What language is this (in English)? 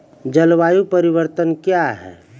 Maithili